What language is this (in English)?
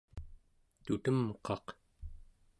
Central Yupik